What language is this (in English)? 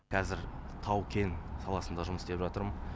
Kazakh